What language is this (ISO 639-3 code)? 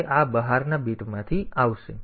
guj